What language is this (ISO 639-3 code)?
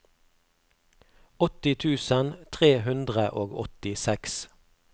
nor